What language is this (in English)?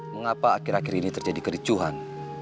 Indonesian